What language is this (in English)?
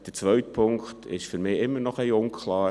Swiss German